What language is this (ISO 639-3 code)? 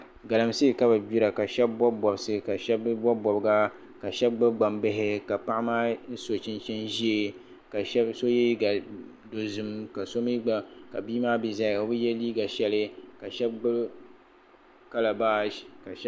dag